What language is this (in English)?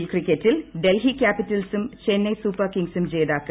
Malayalam